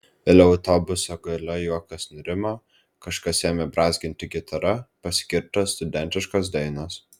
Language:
Lithuanian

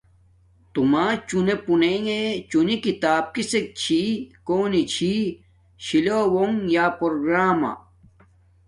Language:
Domaaki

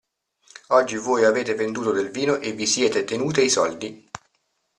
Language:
Italian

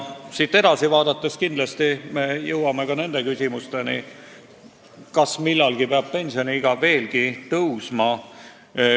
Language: Estonian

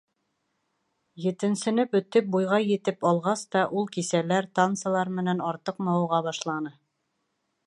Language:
Bashkir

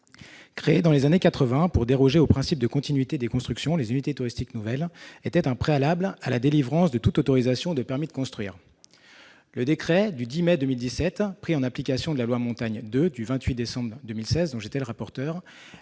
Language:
French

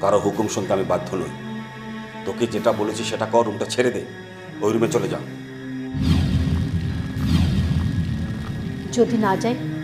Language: Bangla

